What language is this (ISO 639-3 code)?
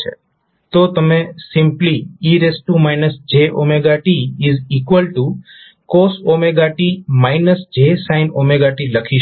guj